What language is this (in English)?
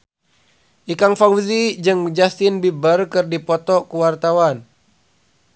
Sundanese